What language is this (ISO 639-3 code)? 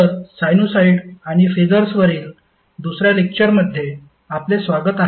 mar